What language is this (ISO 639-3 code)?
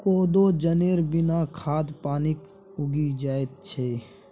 mai